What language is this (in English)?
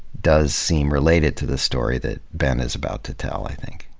English